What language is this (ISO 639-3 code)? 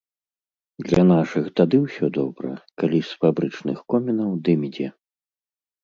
bel